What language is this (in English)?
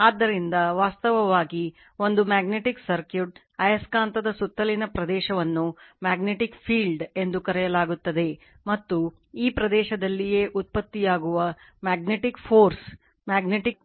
Kannada